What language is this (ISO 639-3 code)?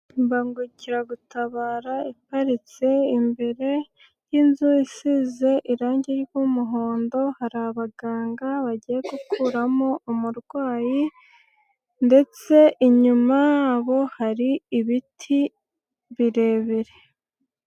kin